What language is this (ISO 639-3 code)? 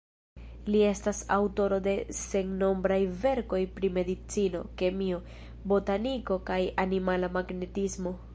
epo